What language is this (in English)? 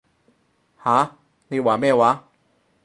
Cantonese